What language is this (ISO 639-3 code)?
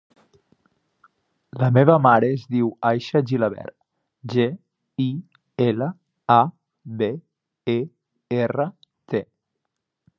cat